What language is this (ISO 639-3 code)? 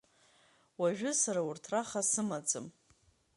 abk